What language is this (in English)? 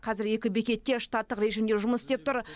Kazakh